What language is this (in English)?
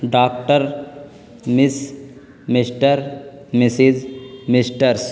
Urdu